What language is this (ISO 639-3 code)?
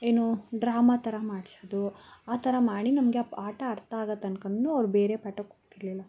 kan